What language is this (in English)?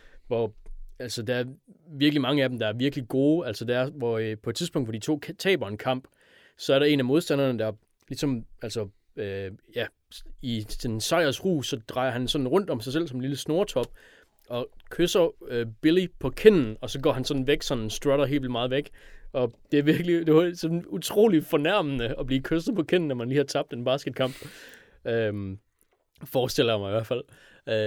Danish